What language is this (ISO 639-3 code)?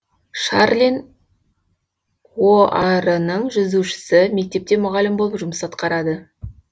kaz